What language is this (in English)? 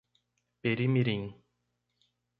Portuguese